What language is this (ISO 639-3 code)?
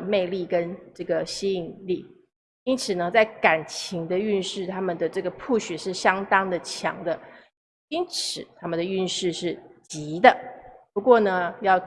zho